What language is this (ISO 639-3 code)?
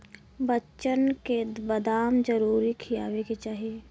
bho